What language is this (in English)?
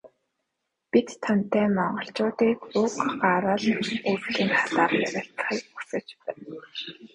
Mongolian